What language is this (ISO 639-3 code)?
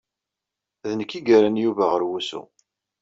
kab